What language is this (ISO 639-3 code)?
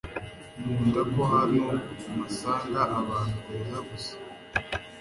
kin